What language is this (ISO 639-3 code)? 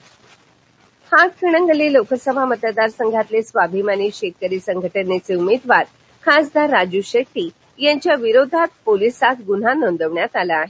mar